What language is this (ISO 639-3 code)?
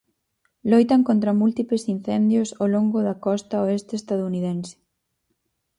glg